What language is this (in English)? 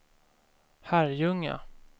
Swedish